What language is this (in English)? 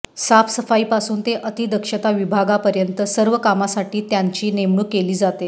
Marathi